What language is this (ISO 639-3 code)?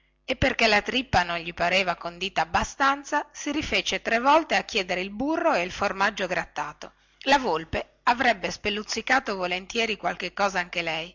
ita